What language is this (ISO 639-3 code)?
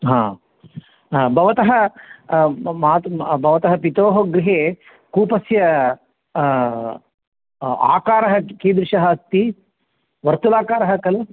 san